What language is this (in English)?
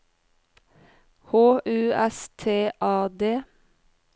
Norwegian